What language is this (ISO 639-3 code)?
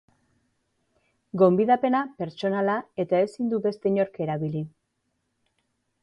eus